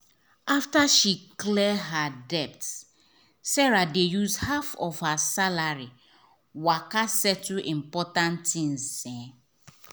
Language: Nigerian Pidgin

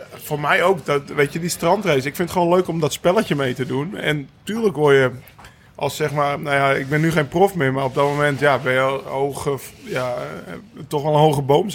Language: Dutch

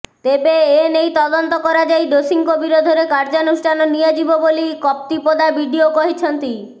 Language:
Odia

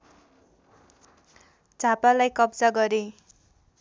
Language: Nepali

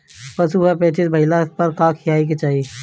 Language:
Bhojpuri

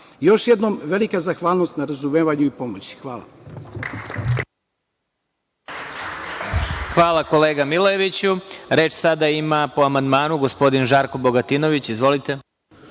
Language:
Serbian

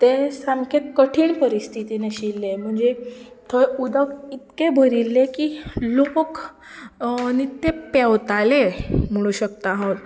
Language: Konkani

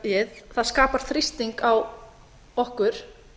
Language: Icelandic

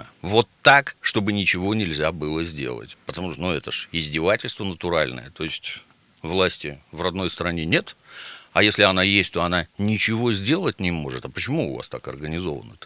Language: Russian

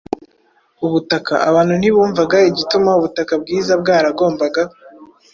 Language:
Kinyarwanda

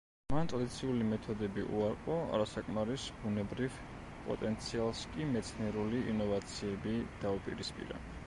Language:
Georgian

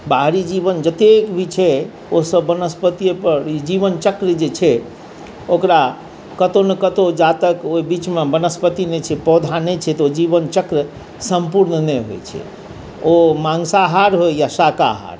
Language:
Maithili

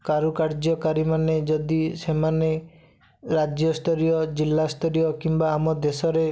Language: Odia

